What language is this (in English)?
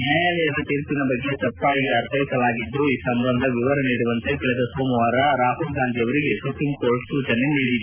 Kannada